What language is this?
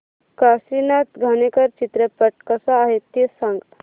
Marathi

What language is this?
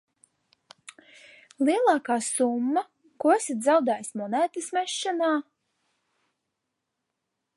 Latvian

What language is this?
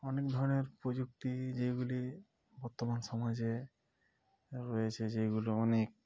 Bangla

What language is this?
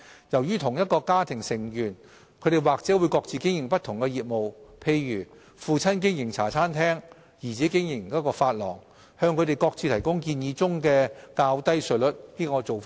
Cantonese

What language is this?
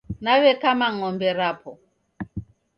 Taita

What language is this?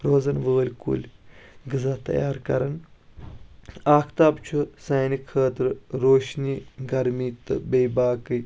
Kashmiri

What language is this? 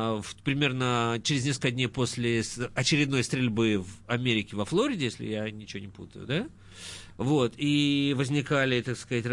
Russian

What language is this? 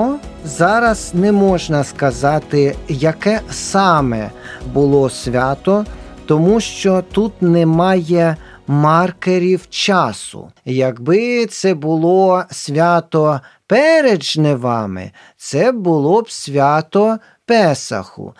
Ukrainian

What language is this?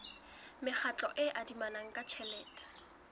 Southern Sotho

